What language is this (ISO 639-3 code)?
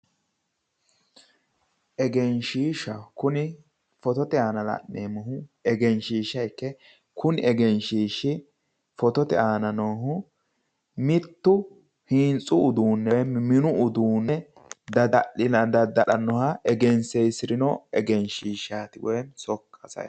sid